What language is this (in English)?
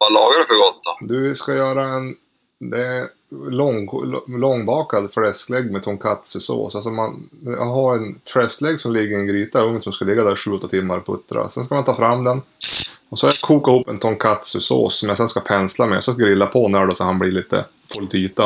Swedish